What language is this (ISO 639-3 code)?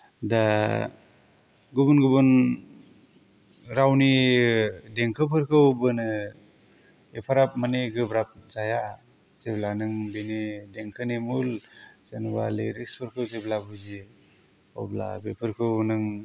brx